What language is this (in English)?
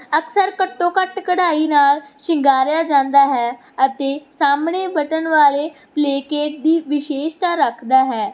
Punjabi